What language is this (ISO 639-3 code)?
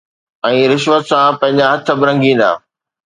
snd